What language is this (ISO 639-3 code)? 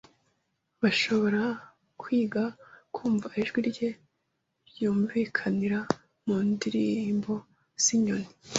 kin